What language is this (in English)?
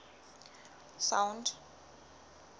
Southern Sotho